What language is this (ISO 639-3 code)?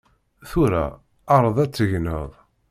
kab